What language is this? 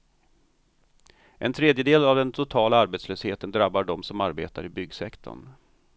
Swedish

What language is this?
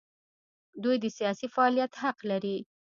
Pashto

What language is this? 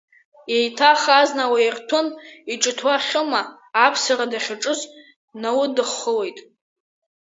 Abkhazian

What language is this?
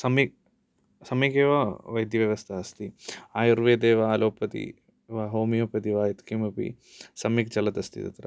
Sanskrit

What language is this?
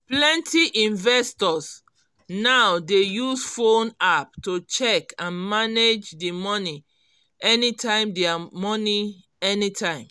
Nigerian Pidgin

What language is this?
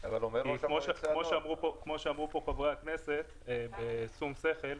Hebrew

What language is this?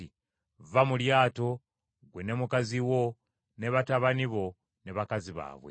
Ganda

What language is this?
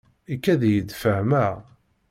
Kabyle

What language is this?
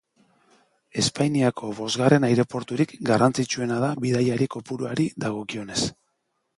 Basque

